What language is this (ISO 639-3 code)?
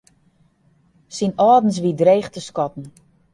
fry